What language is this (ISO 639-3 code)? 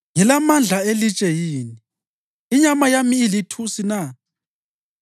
nde